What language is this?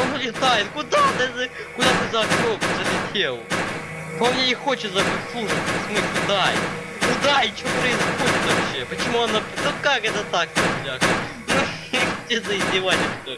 Russian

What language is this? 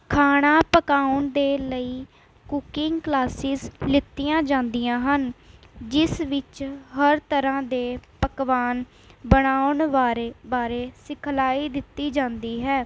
Punjabi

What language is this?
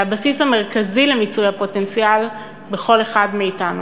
Hebrew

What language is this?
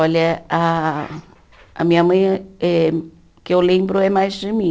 Portuguese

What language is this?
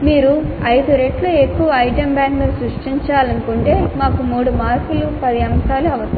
Telugu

